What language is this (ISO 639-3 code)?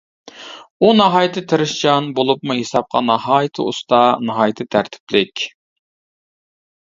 uig